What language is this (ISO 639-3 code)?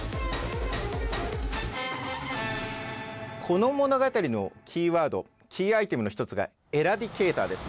jpn